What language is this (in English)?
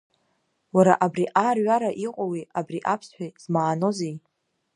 Abkhazian